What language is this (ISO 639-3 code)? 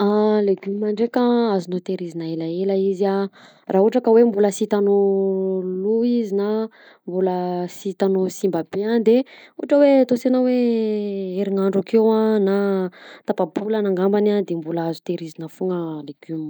bzc